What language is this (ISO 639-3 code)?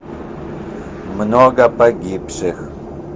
rus